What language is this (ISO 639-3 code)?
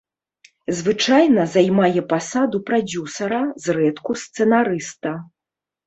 bel